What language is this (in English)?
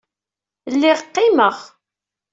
Kabyle